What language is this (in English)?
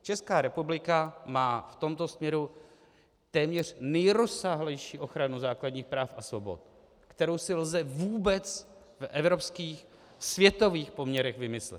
Czech